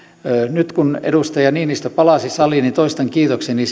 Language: Finnish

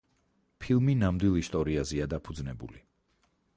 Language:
Georgian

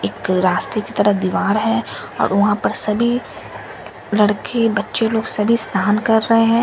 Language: Hindi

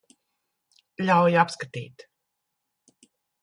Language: Latvian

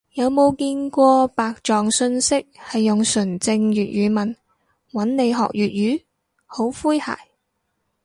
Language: Cantonese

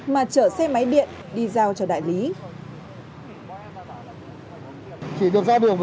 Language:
Vietnamese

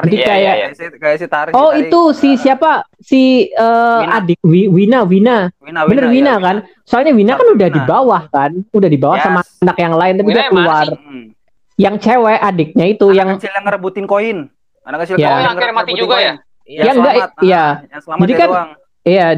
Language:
Indonesian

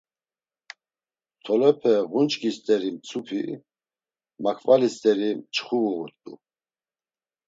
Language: Laz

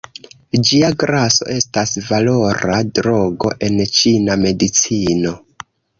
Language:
Esperanto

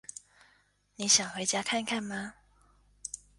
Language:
Chinese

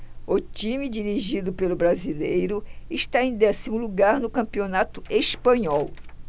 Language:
Portuguese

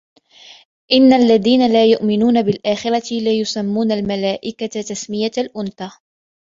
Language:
Arabic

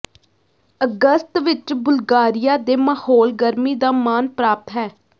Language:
Punjabi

